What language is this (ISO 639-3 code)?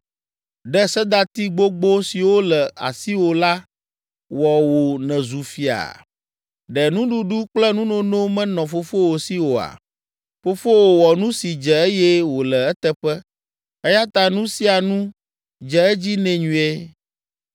ewe